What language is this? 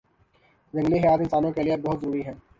Urdu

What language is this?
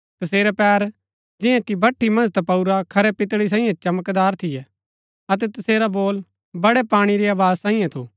Gaddi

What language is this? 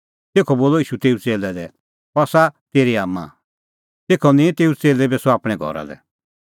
Kullu Pahari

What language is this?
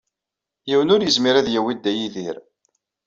Kabyle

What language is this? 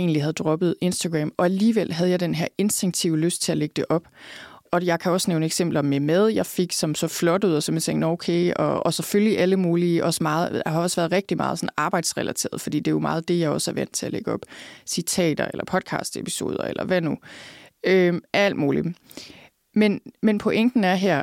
Danish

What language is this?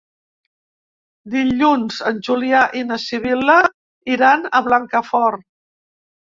Catalan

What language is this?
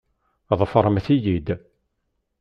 Kabyle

